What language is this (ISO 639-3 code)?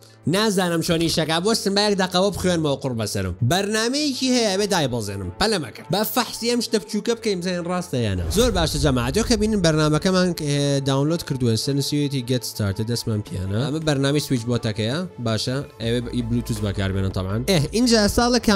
ara